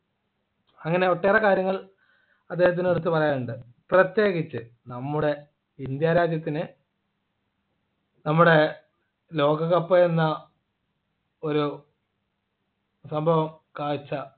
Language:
Malayalam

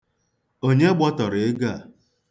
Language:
Igbo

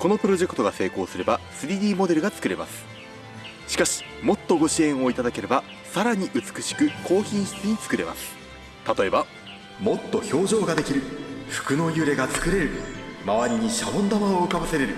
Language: Japanese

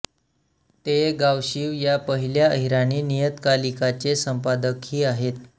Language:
Marathi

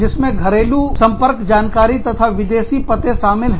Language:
Hindi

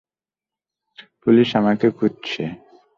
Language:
Bangla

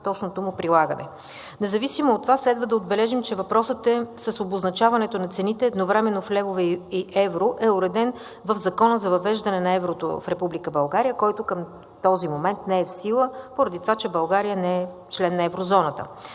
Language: Bulgarian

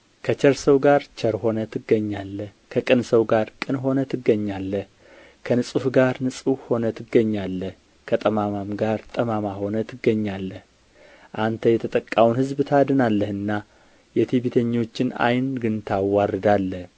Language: Amharic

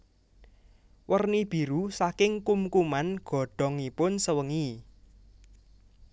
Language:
Javanese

